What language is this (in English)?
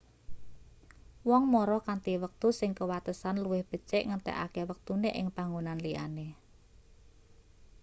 Javanese